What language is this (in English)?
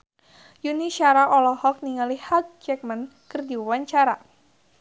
Sundanese